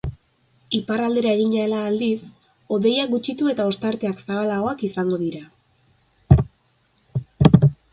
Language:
Basque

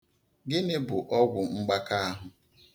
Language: Igbo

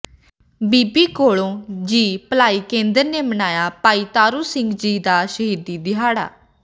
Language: Punjabi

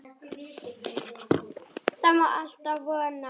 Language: Icelandic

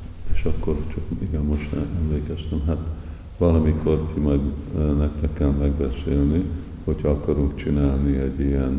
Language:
Hungarian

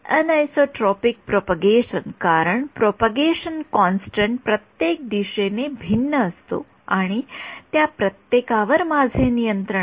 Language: Marathi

